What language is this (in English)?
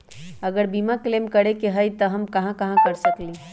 Magahi